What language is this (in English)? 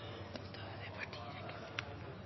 Norwegian Bokmål